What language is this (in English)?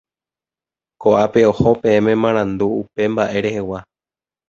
Guarani